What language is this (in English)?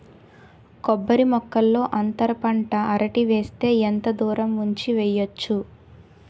Telugu